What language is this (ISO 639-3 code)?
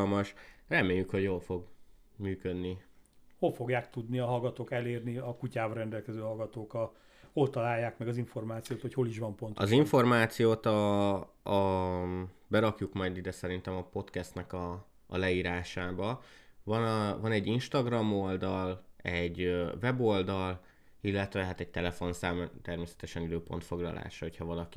hun